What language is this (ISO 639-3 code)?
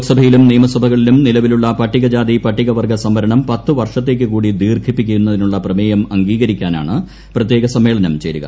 mal